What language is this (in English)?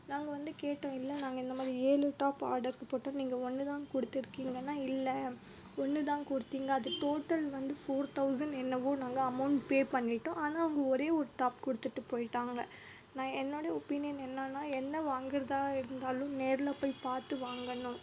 Tamil